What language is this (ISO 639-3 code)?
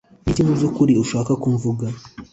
kin